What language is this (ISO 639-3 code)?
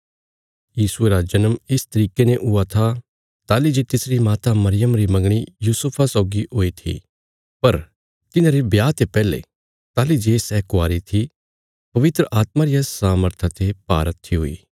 kfs